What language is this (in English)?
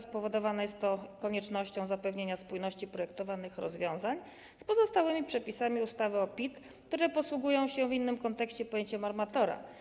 Polish